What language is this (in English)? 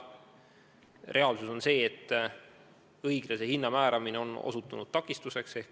Estonian